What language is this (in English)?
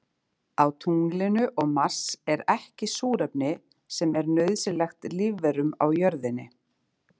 Icelandic